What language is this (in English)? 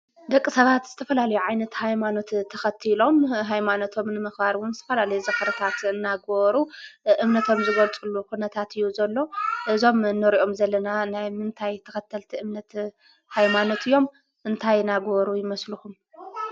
Tigrinya